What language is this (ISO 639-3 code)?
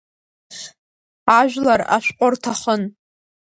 abk